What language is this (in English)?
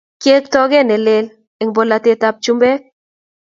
Kalenjin